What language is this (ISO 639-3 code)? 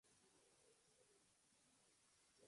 spa